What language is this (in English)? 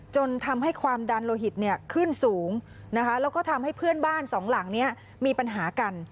Thai